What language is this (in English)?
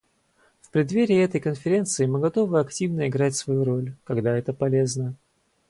Russian